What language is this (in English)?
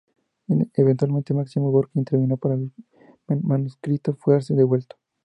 Spanish